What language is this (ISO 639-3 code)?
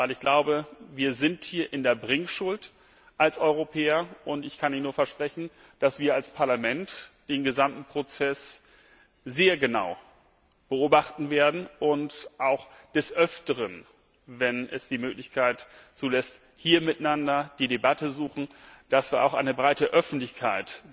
deu